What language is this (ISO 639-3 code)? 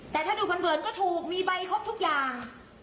tha